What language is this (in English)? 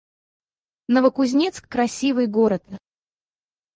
Russian